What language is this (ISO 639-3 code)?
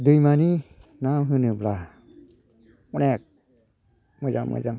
brx